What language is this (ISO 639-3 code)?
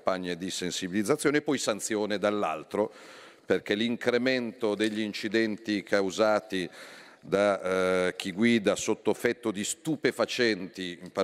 ita